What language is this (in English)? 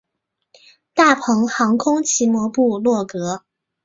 Chinese